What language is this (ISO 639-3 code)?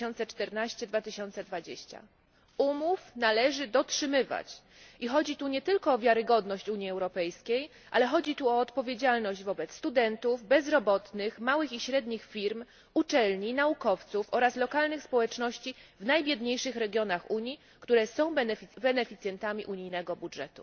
pol